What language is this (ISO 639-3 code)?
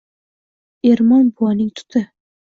uzb